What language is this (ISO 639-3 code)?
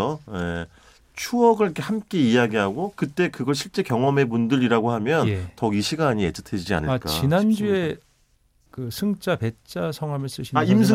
kor